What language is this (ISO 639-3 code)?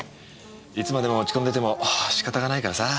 jpn